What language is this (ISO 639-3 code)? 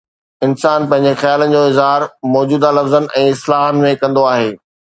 snd